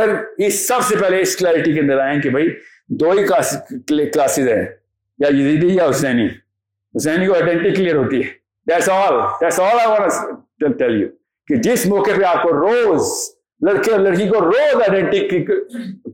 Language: Urdu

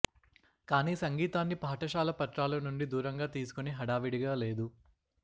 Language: Telugu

